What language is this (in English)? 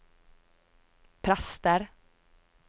Norwegian